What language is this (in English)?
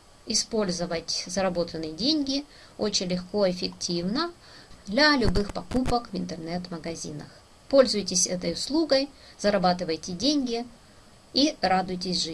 Russian